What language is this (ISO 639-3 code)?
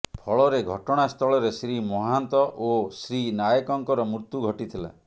ori